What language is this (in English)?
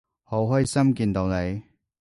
Cantonese